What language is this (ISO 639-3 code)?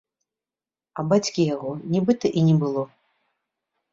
bel